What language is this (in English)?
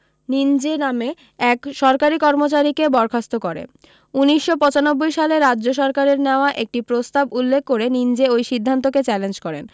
Bangla